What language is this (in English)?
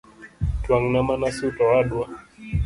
Luo (Kenya and Tanzania)